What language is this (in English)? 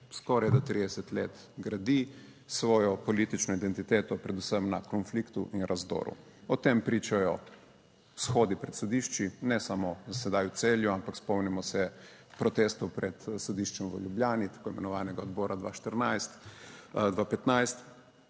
Slovenian